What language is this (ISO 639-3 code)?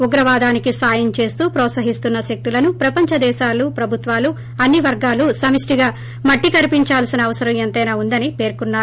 tel